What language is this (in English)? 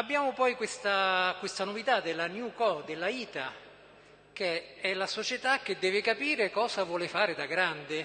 Italian